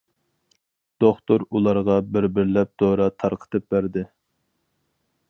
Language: Uyghur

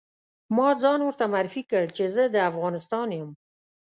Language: Pashto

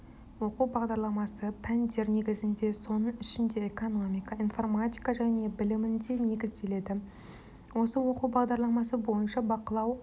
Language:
Kazakh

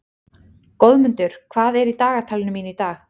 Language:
Icelandic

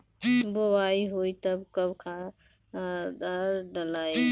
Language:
Bhojpuri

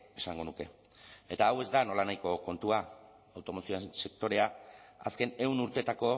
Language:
Basque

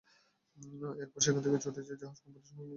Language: Bangla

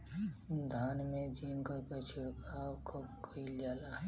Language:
Bhojpuri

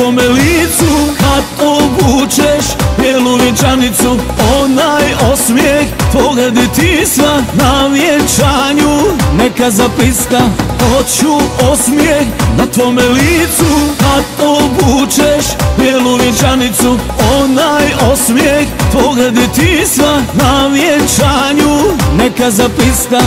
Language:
Romanian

